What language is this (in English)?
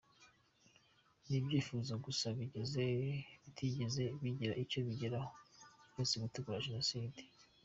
Kinyarwanda